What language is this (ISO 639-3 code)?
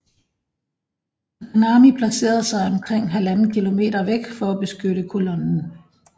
dan